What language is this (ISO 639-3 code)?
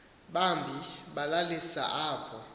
xho